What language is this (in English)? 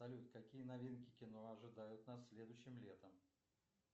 Russian